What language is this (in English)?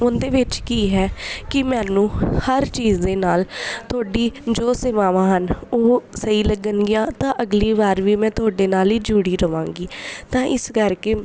Punjabi